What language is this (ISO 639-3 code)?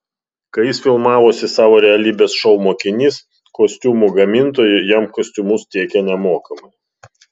lit